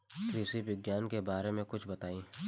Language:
Bhojpuri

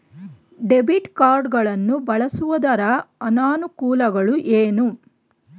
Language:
Kannada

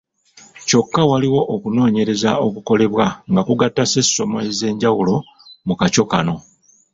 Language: Ganda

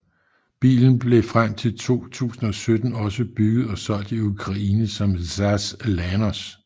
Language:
Danish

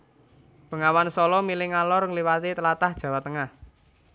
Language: Javanese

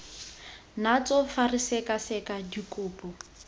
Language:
Tswana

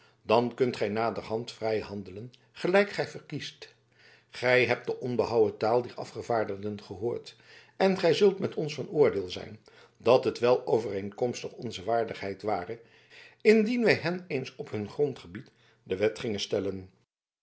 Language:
Dutch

